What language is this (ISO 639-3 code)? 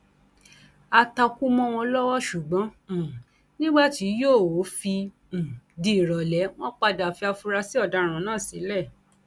yor